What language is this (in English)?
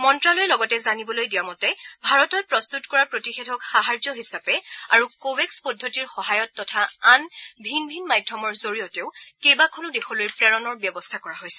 Assamese